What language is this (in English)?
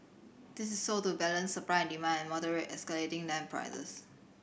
English